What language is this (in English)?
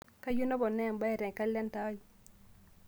Masai